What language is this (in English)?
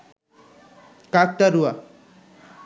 Bangla